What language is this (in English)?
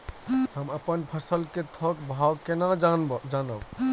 Maithili